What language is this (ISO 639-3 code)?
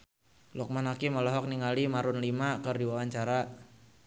sun